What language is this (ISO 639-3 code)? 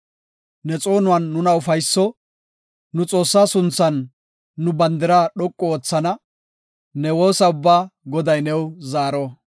gof